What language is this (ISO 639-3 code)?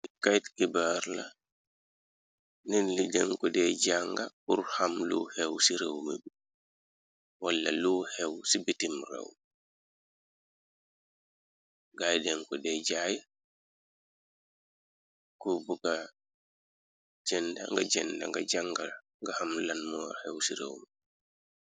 wol